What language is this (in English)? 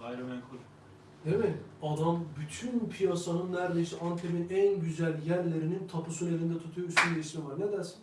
Turkish